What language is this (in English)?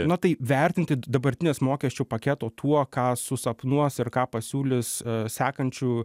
Lithuanian